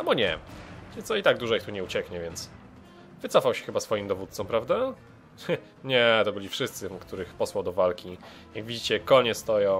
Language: Polish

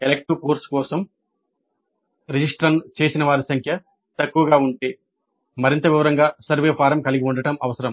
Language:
Telugu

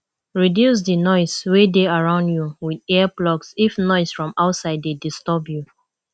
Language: Nigerian Pidgin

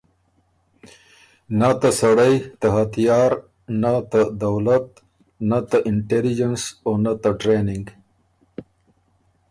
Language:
Ormuri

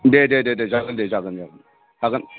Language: Bodo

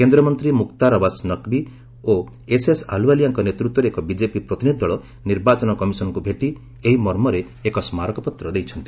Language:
Odia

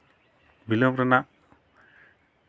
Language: Santali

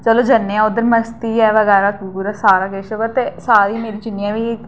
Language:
Dogri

